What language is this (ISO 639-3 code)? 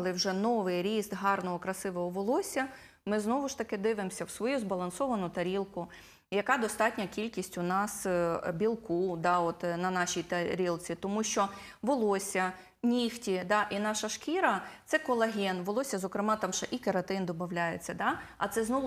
ukr